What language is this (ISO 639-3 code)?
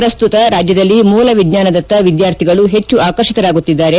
kan